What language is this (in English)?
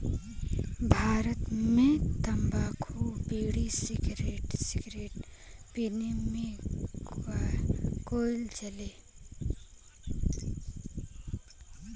Bhojpuri